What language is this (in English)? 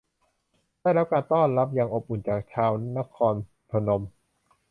Thai